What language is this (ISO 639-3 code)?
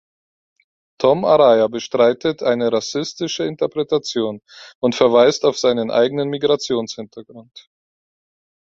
deu